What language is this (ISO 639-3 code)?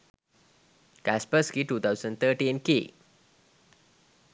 sin